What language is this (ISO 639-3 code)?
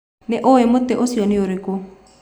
kik